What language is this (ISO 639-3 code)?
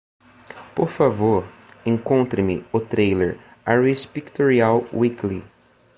por